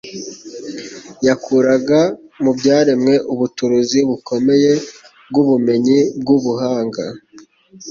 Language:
Kinyarwanda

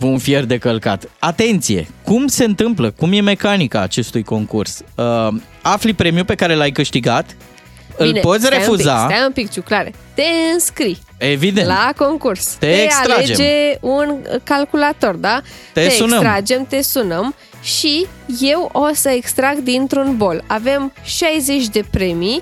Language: Romanian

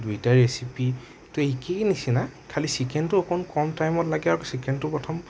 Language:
Assamese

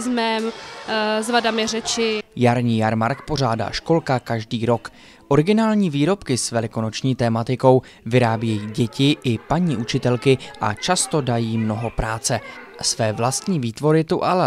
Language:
Czech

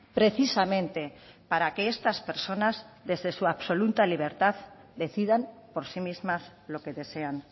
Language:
Spanish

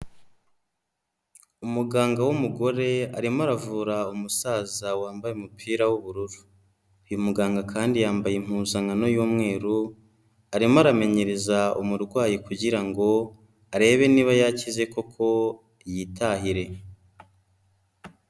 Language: Kinyarwanda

